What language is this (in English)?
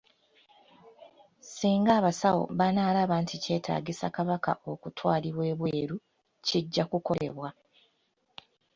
Ganda